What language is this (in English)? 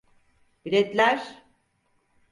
Turkish